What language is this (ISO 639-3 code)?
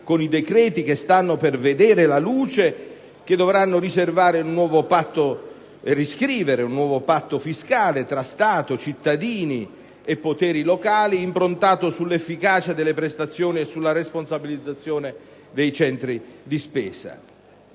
ita